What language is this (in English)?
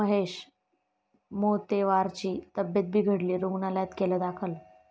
Marathi